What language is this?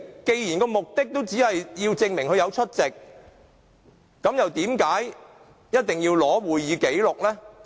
Cantonese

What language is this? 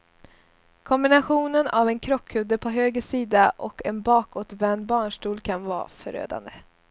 Swedish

